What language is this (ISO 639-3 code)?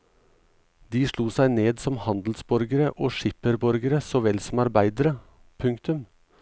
nor